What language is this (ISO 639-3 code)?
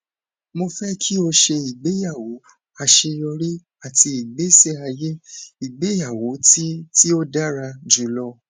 yor